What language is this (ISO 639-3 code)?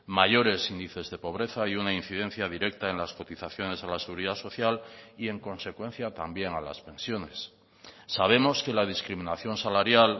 spa